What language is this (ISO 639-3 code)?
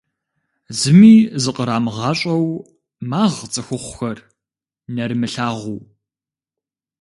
kbd